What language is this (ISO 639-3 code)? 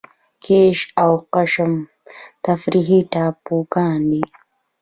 pus